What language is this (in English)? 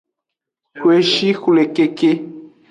Aja (Benin)